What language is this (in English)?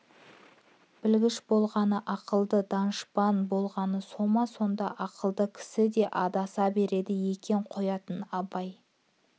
Kazakh